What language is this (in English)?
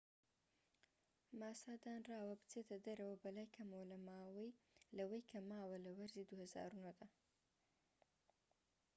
Central Kurdish